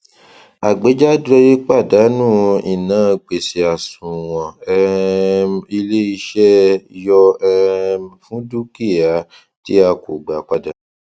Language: Yoruba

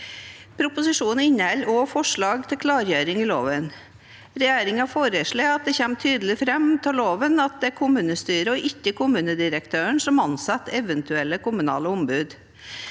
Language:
Norwegian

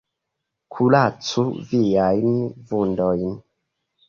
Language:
Esperanto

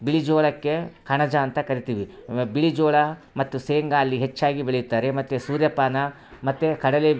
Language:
Kannada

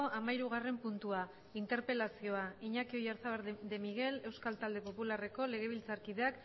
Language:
Basque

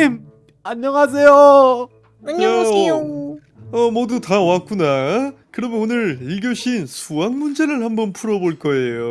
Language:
Korean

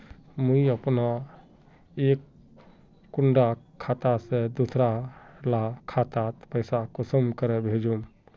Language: Magahi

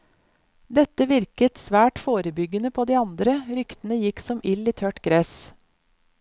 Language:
Norwegian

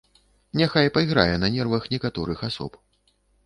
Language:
Belarusian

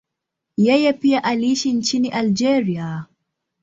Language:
Swahili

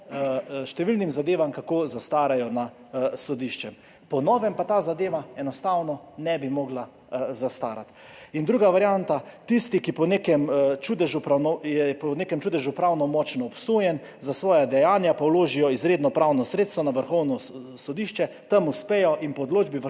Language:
Slovenian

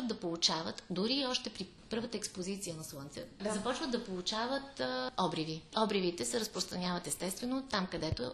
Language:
Bulgarian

